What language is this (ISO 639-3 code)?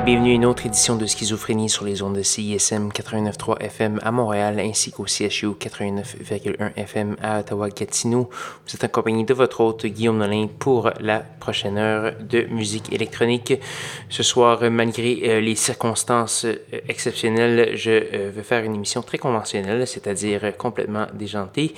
fra